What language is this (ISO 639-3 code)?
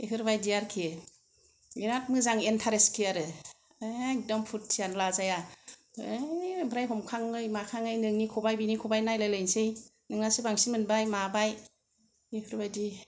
brx